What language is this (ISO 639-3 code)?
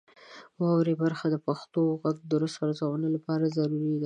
pus